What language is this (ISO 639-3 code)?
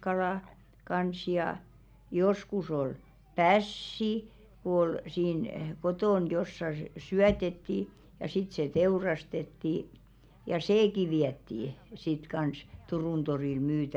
fin